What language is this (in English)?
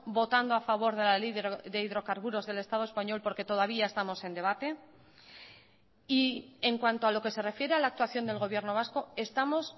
Spanish